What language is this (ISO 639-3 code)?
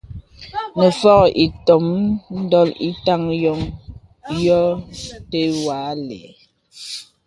beb